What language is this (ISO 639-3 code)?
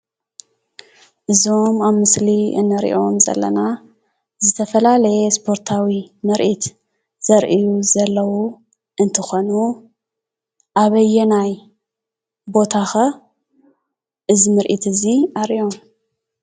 tir